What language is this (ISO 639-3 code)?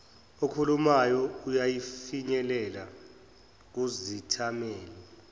zul